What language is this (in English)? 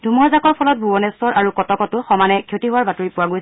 Assamese